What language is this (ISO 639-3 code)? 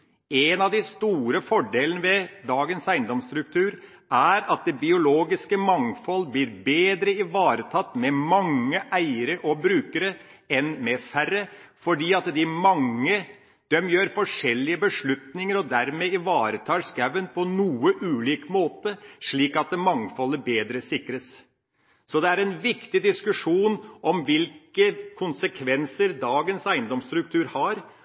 nob